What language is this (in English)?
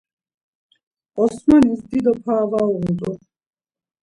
Laz